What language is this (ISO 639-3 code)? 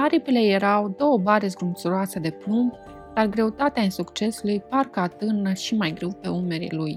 ron